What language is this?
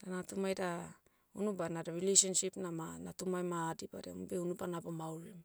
Motu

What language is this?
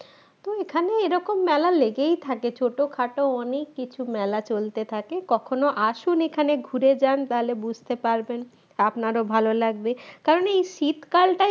Bangla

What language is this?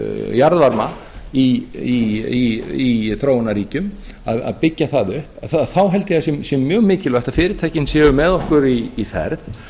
Icelandic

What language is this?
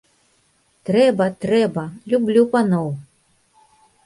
Belarusian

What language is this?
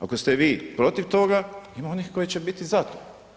Croatian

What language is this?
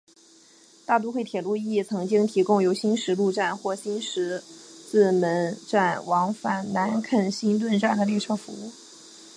Chinese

